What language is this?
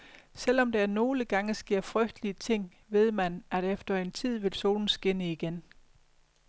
Danish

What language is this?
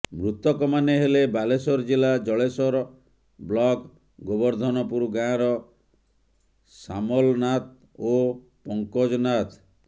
Odia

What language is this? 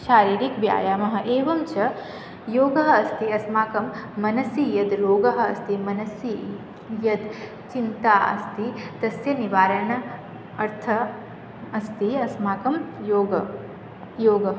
Sanskrit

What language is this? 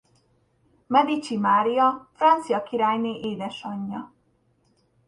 Hungarian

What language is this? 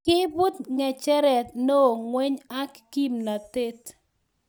Kalenjin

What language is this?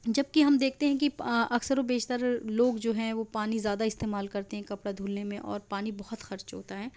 Urdu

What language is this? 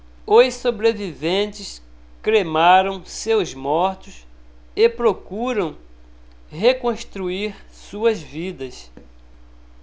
Portuguese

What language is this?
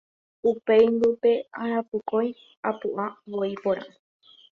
Guarani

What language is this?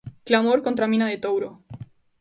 Galician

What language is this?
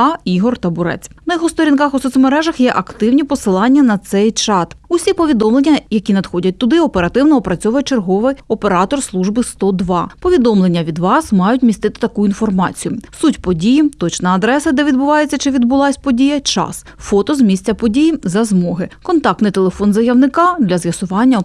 Ukrainian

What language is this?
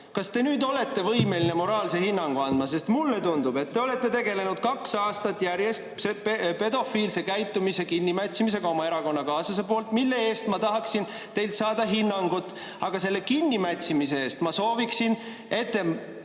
Estonian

